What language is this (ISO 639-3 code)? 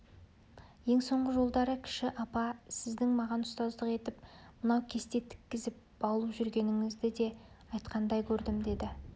kaz